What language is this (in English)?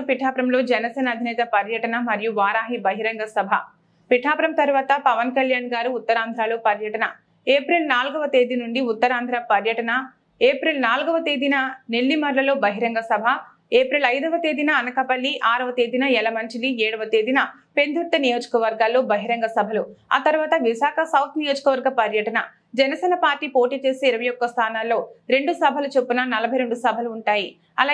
Telugu